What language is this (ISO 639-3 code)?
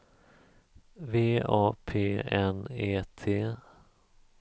swe